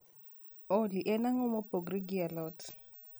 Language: Luo (Kenya and Tanzania)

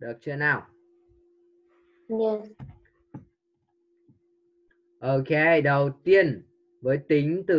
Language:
Vietnamese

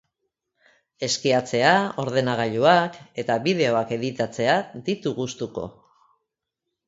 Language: Basque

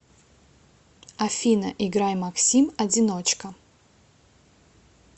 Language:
Russian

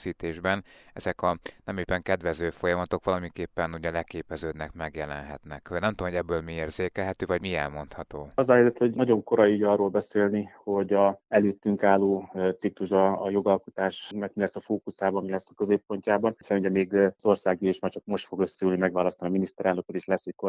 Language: Hungarian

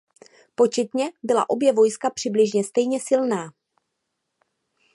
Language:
Czech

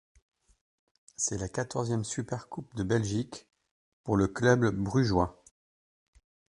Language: French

